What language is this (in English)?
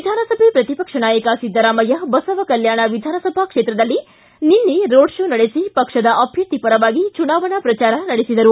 Kannada